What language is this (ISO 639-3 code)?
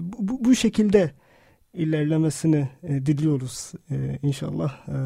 tur